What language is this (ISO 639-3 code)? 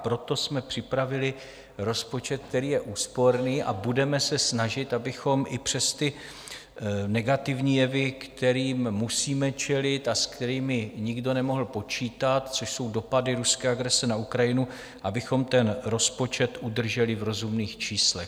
ces